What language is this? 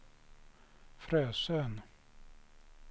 Swedish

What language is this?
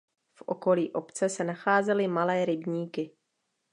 Czech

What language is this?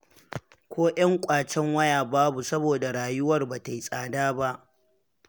Hausa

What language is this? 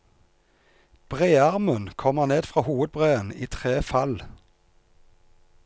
Norwegian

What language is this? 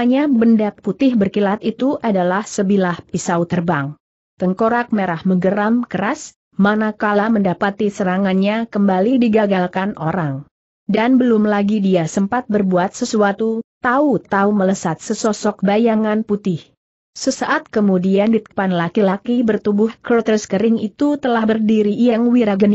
Indonesian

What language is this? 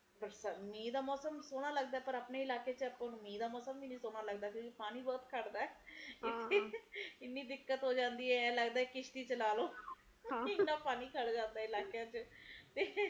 Punjabi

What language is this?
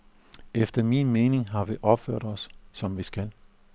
Danish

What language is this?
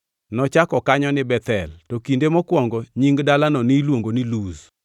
Luo (Kenya and Tanzania)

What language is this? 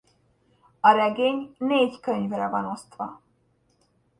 Hungarian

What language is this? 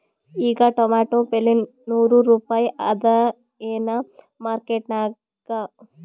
Kannada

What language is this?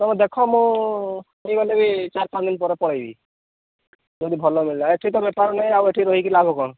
Odia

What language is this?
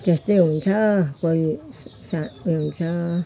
Nepali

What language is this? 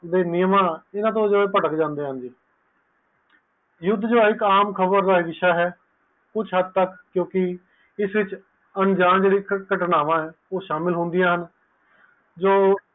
Punjabi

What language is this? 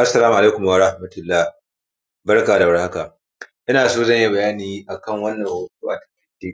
Hausa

